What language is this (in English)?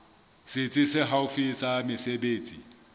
Southern Sotho